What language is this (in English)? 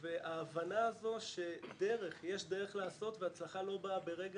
Hebrew